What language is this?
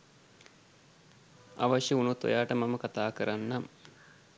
Sinhala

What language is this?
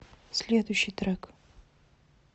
Russian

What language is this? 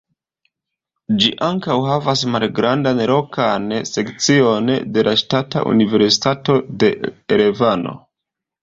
Esperanto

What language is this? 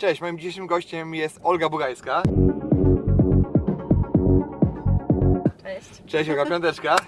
Polish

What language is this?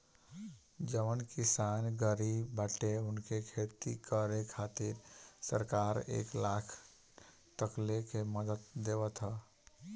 Bhojpuri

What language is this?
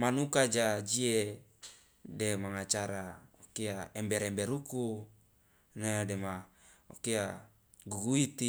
Loloda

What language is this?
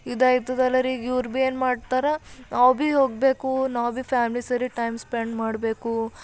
Kannada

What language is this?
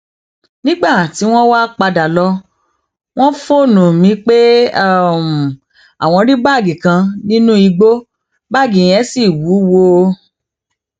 Yoruba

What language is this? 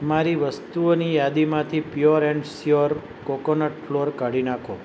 Gujarati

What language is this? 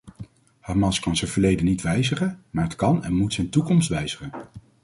Dutch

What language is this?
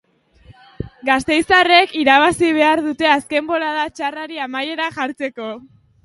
Basque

